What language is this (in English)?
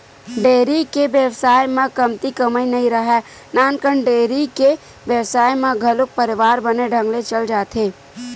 Chhattisgarhi